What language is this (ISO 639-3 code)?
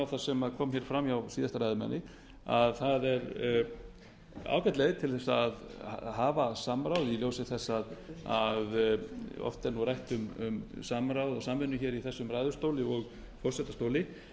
isl